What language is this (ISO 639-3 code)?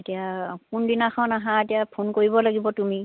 asm